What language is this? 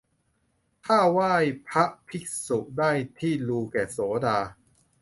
Thai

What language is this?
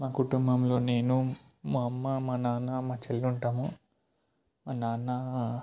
Telugu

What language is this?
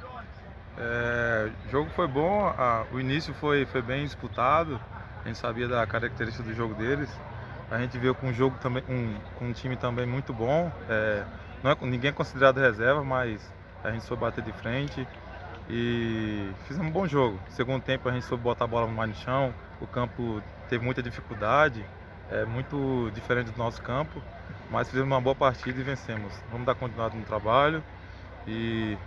Portuguese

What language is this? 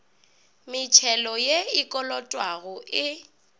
Northern Sotho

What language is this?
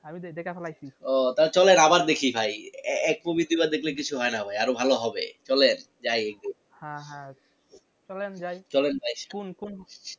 Bangla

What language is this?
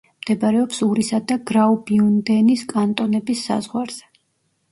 Georgian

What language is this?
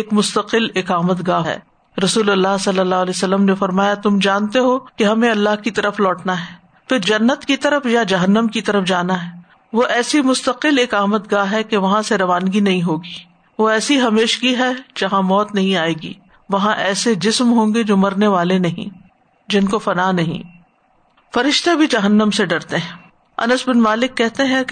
Urdu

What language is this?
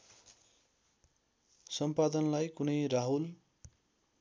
Nepali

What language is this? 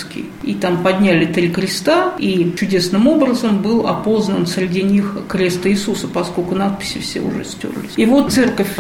Russian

